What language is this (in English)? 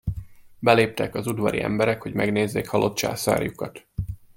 Hungarian